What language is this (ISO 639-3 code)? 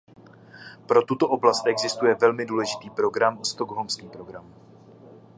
ces